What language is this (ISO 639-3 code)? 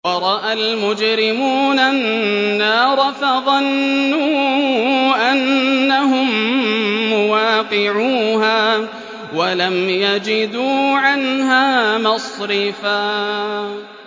ara